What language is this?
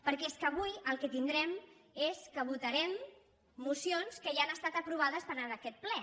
Catalan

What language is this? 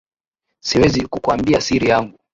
Swahili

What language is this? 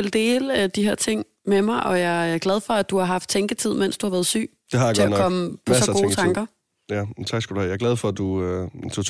Danish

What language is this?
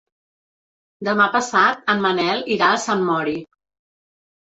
Catalan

